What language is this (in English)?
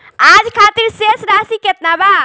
Bhojpuri